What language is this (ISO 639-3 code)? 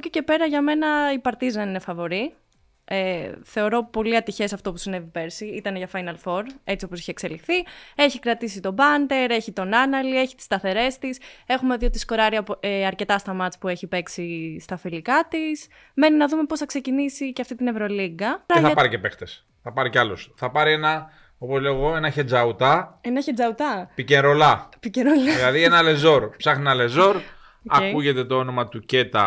ell